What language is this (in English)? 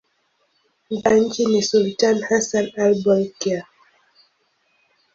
Swahili